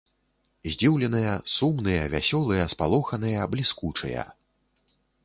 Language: Belarusian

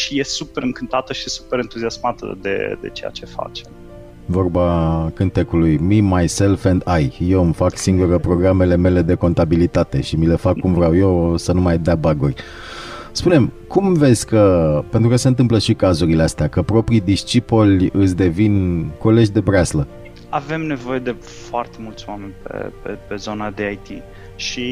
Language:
Romanian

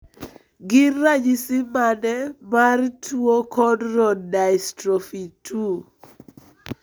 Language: Luo (Kenya and Tanzania)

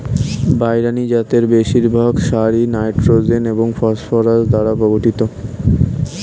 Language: Bangla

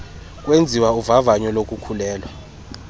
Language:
Xhosa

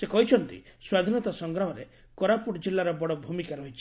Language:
Odia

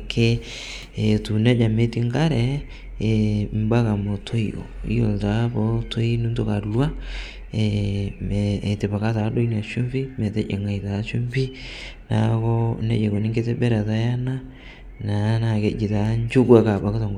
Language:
Masai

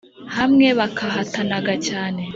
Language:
Kinyarwanda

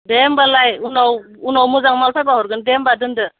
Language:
Bodo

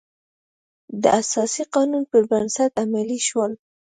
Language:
Pashto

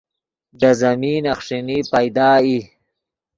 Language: Yidgha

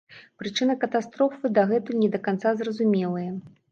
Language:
Belarusian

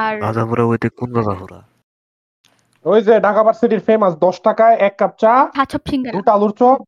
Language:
Bangla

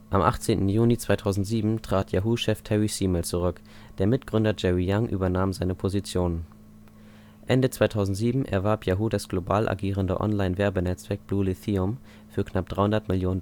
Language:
German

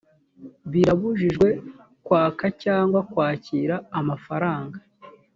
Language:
Kinyarwanda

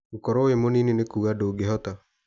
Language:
Kikuyu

